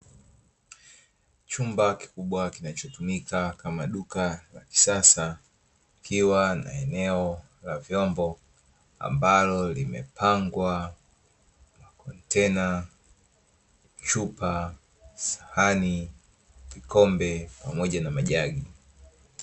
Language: Swahili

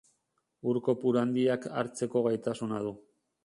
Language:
Basque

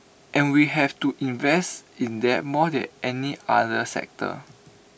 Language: English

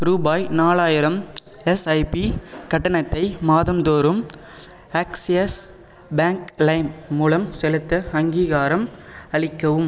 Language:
Tamil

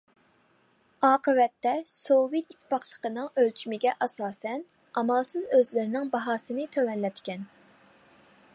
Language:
Uyghur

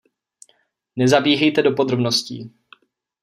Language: Czech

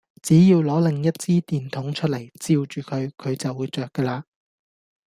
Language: Cantonese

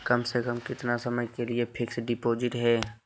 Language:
Magahi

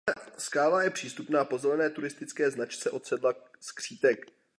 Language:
Czech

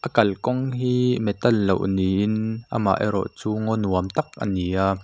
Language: Mizo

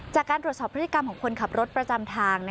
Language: Thai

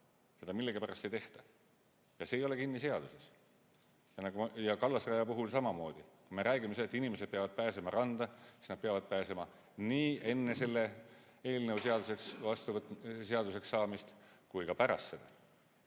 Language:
Estonian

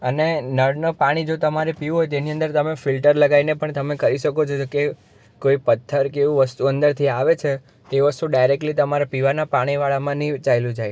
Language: Gujarati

